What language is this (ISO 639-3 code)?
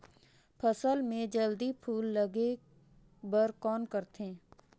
hne